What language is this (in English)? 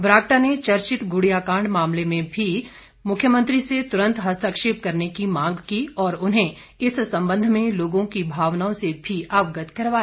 Hindi